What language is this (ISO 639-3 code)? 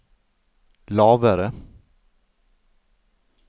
nor